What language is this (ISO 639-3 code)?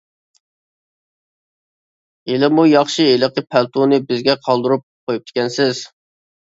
uig